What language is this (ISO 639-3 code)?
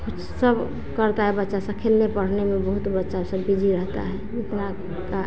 hin